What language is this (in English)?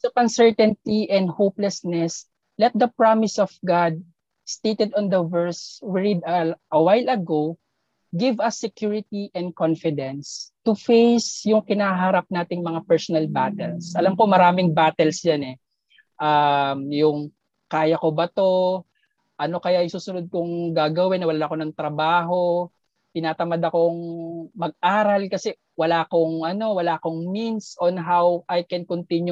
Filipino